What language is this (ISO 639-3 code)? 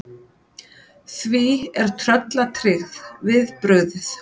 isl